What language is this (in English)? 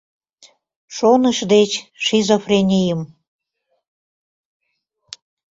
Mari